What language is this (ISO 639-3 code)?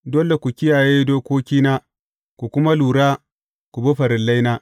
hau